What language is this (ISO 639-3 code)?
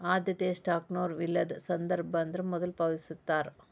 kan